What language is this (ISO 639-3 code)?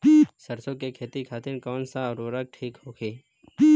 bho